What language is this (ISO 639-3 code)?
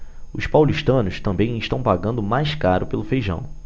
por